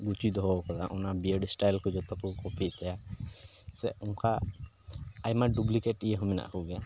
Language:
Santali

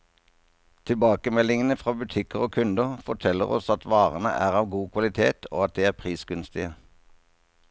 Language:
Norwegian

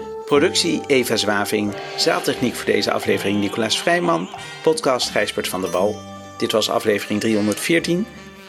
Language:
Dutch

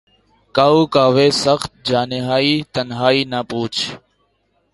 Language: Urdu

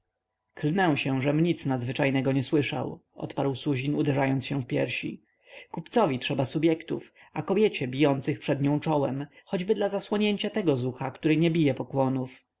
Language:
Polish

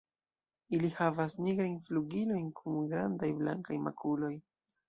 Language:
Esperanto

